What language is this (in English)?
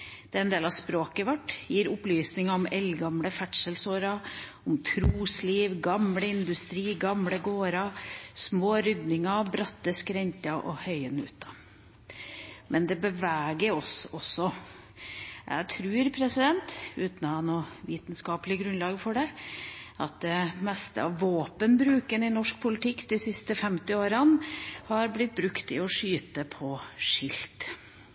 Norwegian Bokmål